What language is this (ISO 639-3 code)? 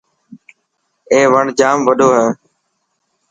mki